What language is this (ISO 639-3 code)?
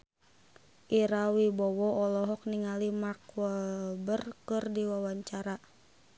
sun